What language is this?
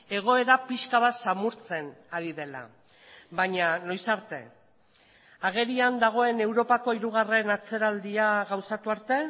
Basque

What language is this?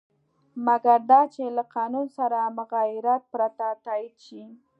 Pashto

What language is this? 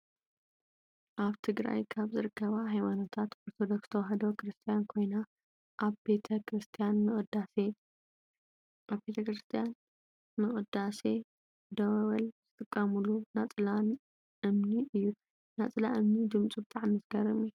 Tigrinya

